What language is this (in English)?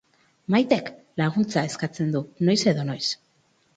Basque